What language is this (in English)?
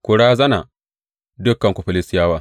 Hausa